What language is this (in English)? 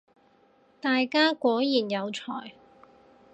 Cantonese